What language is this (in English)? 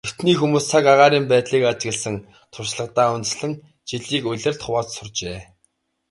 Mongolian